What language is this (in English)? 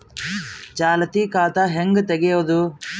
Kannada